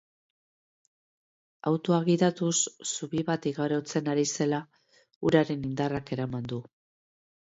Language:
Basque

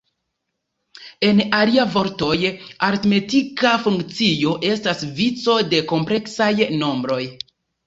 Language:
Esperanto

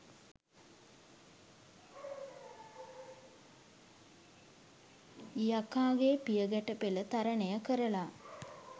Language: Sinhala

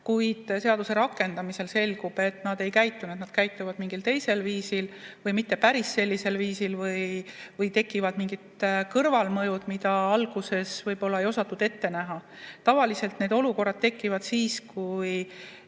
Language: Estonian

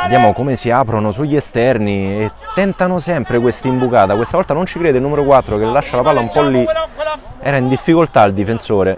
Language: Italian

